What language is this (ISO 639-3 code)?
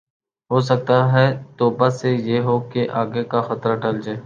urd